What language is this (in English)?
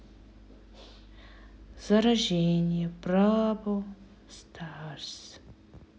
Russian